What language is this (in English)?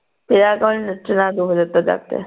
Punjabi